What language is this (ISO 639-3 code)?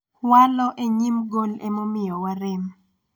luo